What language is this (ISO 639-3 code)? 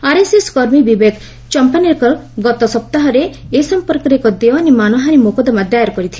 ori